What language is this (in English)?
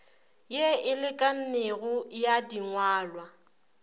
Northern Sotho